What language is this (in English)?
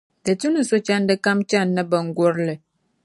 Dagbani